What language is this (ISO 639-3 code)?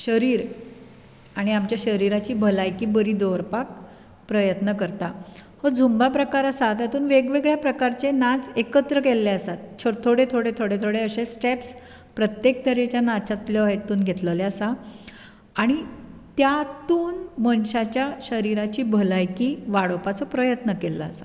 kok